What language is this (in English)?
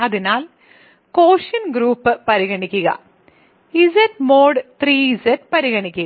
Malayalam